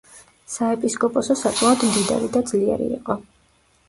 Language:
Georgian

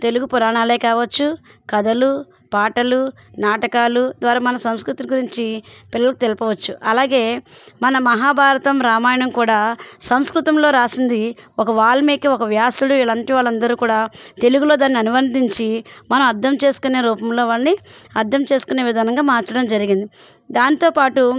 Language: Telugu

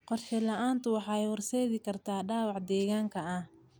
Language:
Somali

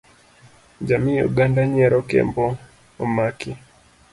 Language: Luo (Kenya and Tanzania)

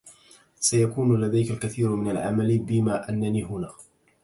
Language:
Arabic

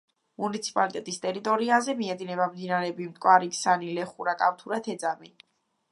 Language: Georgian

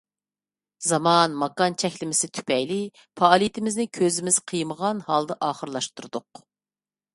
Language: Uyghur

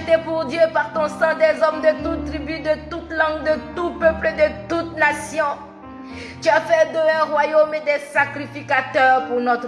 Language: French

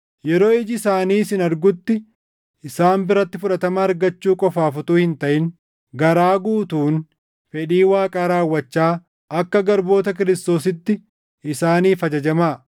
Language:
Oromo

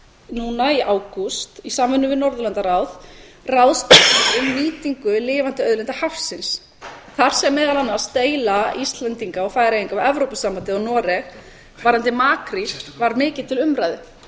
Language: Icelandic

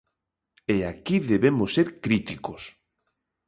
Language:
Galician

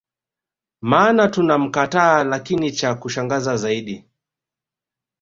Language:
Swahili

